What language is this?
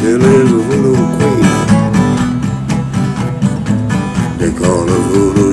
English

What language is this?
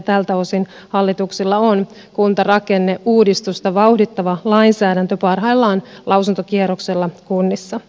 Finnish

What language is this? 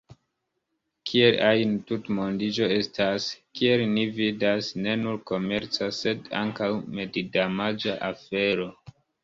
Esperanto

